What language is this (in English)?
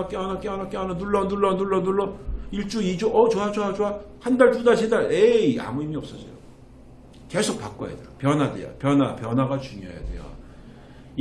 Korean